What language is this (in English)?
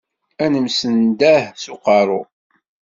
Kabyle